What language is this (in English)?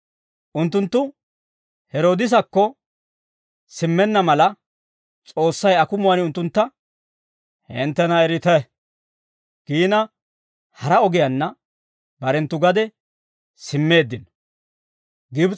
Dawro